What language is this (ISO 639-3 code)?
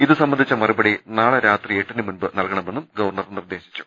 mal